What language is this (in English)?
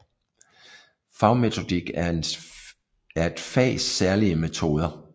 Danish